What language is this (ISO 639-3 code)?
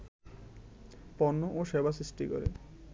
ben